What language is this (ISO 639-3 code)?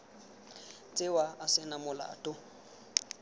tsn